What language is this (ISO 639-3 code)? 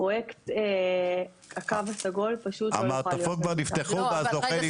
heb